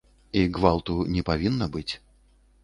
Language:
Belarusian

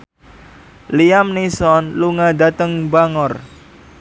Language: Javanese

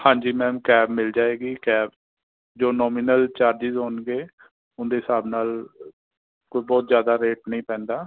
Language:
Punjabi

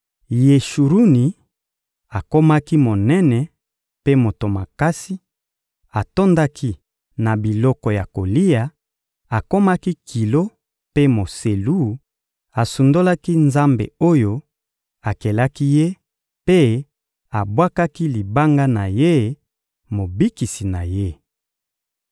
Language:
Lingala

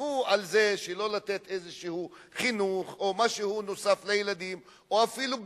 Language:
Hebrew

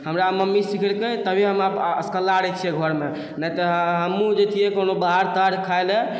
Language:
Maithili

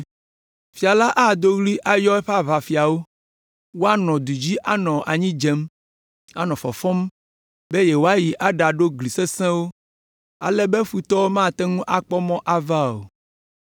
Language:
Ewe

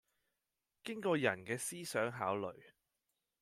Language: Cantonese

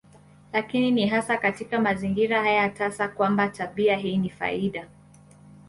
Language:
Swahili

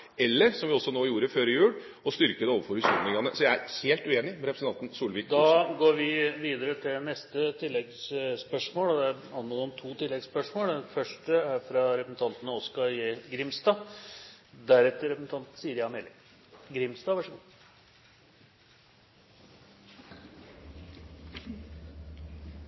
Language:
Norwegian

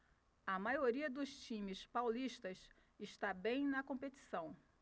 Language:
Portuguese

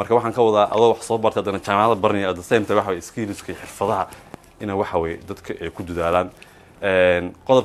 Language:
Arabic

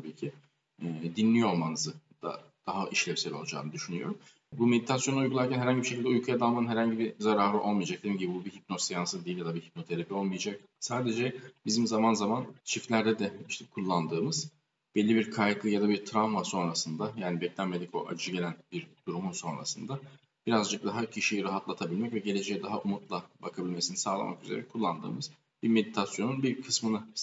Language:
Turkish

